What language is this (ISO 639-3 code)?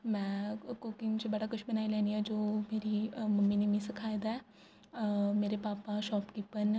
doi